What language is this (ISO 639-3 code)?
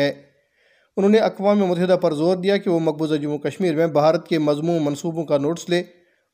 urd